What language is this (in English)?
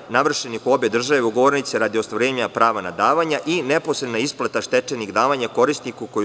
Serbian